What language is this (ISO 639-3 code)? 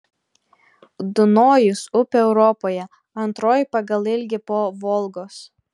lit